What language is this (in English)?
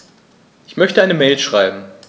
German